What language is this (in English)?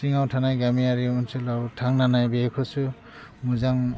Bodo